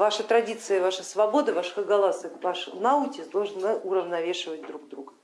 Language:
Russian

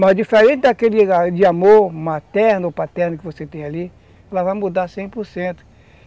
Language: Portuguese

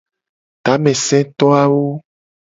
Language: Gen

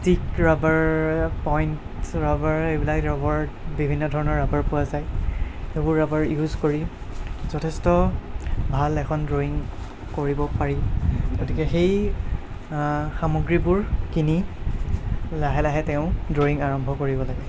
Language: Assamese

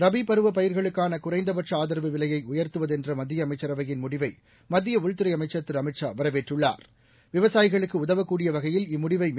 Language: Tamil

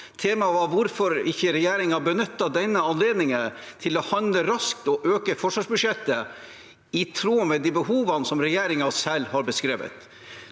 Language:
Norwegian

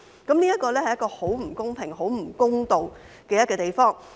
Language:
Cantonese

